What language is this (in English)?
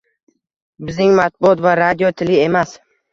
Uzbek